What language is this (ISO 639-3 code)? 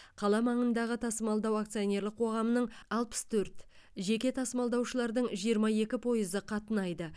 kaz